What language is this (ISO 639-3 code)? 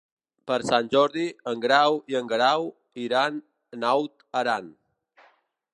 cat